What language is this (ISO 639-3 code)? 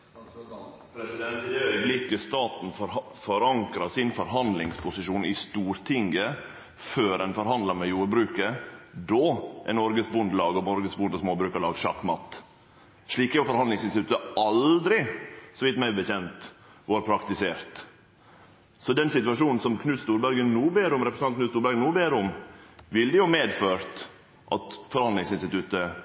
nno